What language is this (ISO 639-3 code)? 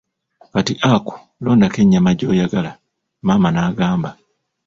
lug